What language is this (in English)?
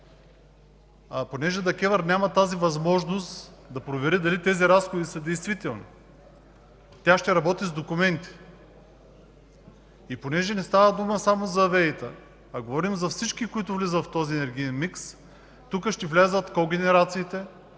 Bulgarian